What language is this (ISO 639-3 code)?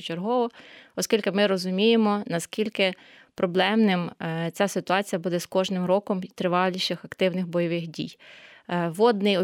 ukr